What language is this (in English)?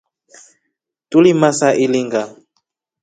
Rombo